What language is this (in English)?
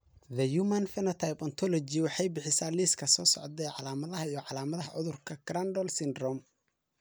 Somali